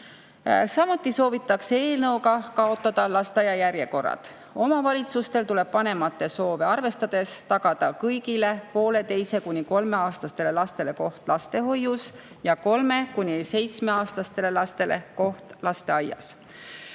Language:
Estonian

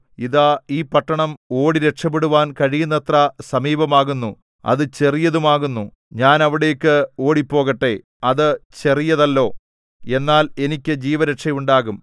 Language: Malayalam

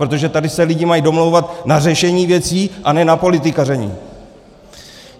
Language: Czech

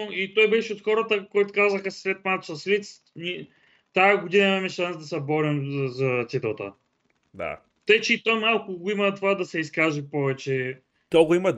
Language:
Bulgarian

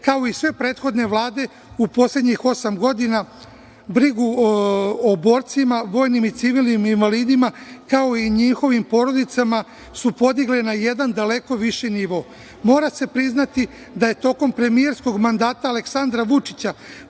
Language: Serbian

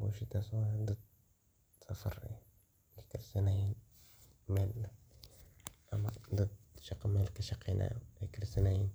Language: Somali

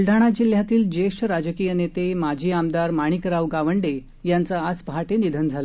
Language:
Marathi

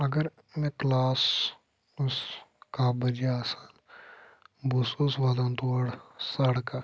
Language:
Kashmiri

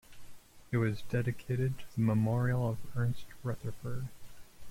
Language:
English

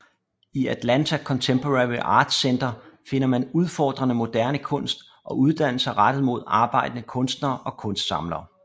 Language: Danish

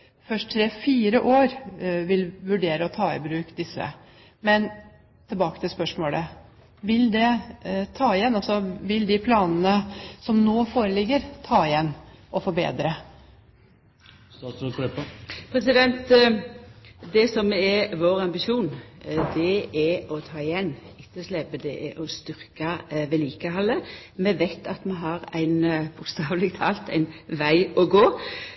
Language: Norwegian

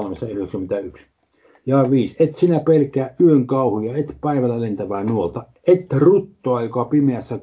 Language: Finnish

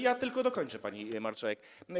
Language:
Polish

